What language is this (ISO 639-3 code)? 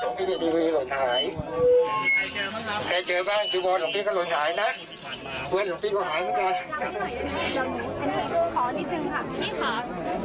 tha